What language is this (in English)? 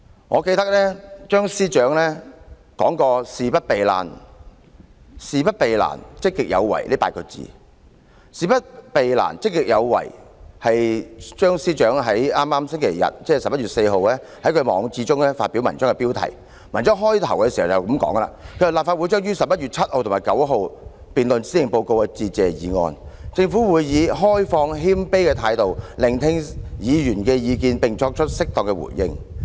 Cantonese